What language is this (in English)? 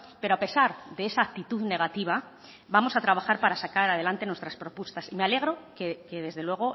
Spanish